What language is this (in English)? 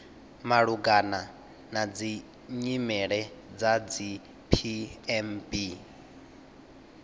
Venda